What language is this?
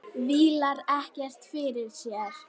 Icelandic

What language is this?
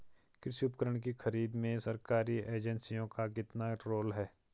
Hindi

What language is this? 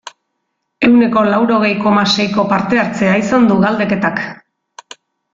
Basque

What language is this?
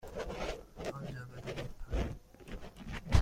Persian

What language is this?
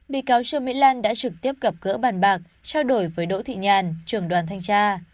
Vietnamese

